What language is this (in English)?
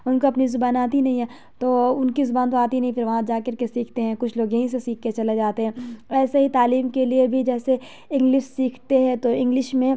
Urdu